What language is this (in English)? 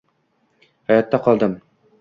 Uzbek